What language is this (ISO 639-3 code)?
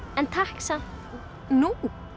isl